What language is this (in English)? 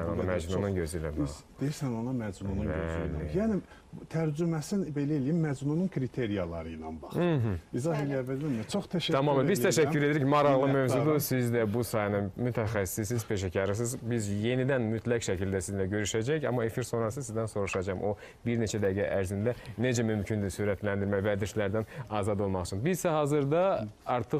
Turkish